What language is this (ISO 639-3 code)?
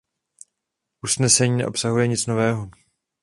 ces